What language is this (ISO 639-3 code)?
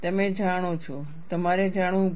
guj